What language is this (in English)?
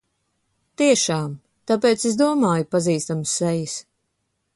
Latvian